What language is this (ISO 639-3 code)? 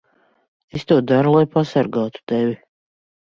lav